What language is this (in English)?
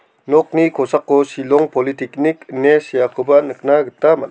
Garo